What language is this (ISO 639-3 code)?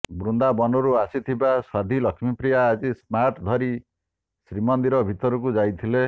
ori